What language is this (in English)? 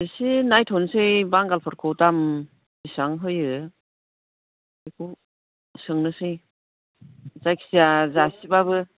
Bodo